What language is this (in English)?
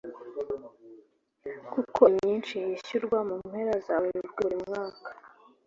Kinyarwanda